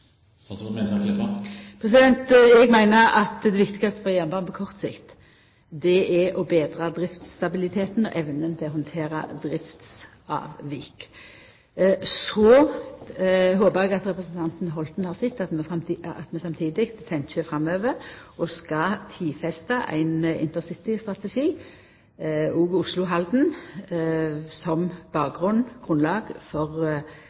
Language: Norwegian Nynorsk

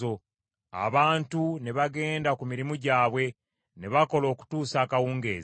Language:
Ganda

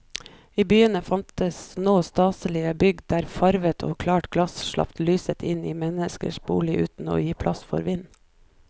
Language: Norwegian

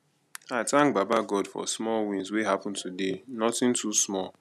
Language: Nigerian Pidgin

